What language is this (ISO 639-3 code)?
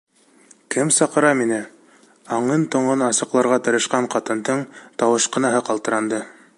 bak